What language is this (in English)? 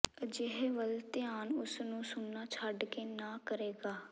Punjabi